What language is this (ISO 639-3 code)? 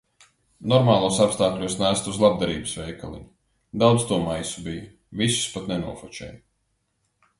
lav